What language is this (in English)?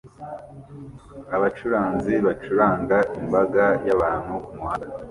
Kinyarwanda